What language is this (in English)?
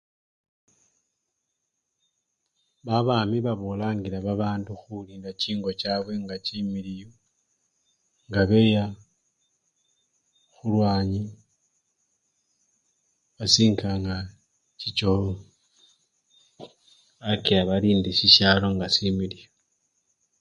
Luyia